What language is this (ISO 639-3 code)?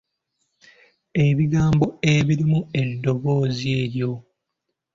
lug